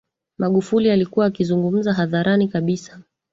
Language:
Swahili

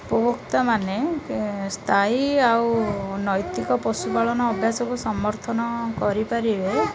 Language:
Odia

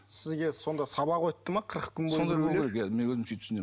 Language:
Kazakh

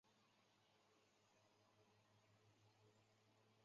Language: Chinese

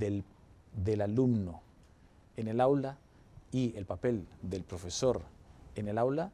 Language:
Spanish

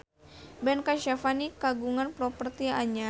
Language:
Sundanese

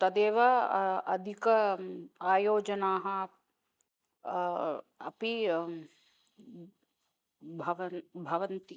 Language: Sanskrit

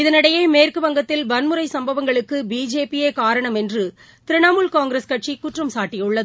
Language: Tamil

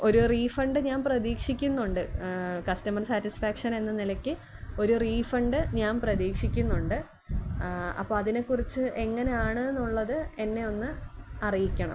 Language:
Malayalam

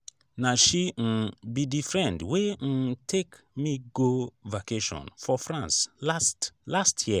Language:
Nigerian Pidgin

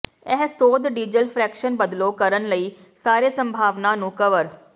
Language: Punjabi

